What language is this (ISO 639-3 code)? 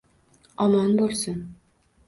uzb